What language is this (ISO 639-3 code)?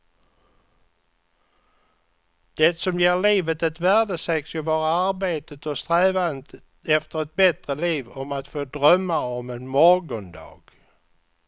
swe